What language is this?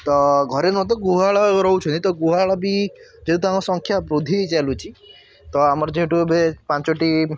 Odia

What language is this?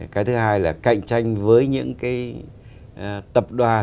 Vietnamese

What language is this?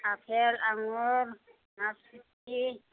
Bodo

